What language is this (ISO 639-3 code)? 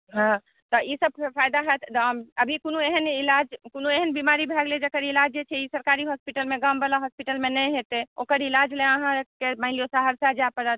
mai